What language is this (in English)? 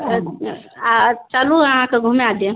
Maithili